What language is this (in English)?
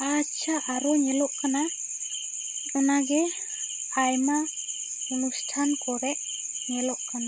Santali